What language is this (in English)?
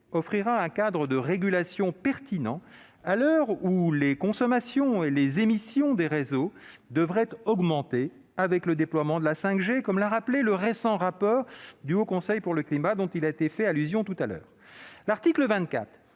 French